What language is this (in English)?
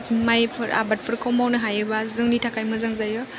Bodo